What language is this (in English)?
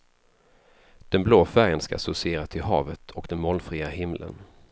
Swedish